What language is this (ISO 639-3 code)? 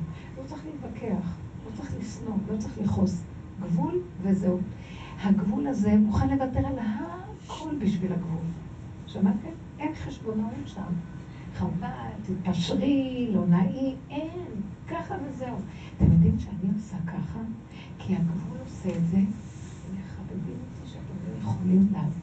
heb